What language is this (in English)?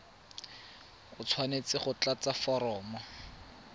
Tswana